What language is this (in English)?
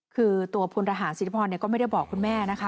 Thai